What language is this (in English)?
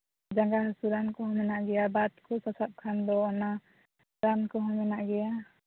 Santali